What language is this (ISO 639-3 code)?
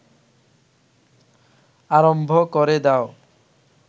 ben